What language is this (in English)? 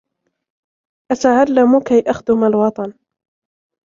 Arabic